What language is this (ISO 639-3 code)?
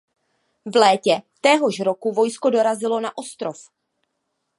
ces